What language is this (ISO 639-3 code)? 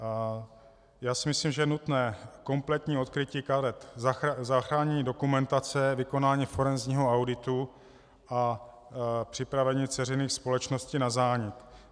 ces